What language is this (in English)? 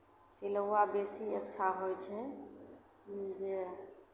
Maithili